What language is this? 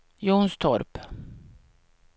Swedish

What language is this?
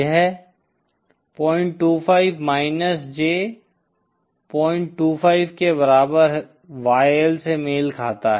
Hindi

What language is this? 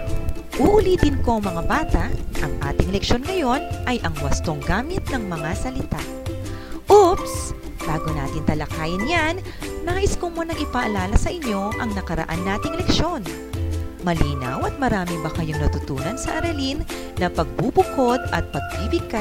Filipino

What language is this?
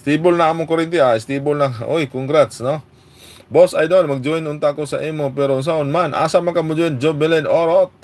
Filipino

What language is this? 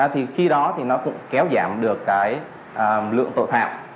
Vietnamese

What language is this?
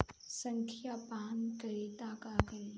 Bhojpuri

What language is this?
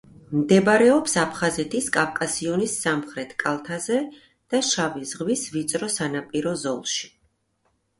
Georgian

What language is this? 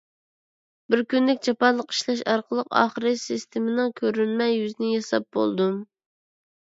Uyghur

